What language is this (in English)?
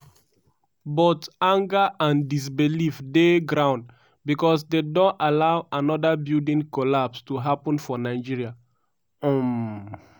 Nigerian Pidgin